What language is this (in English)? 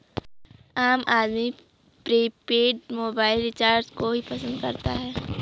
Hindi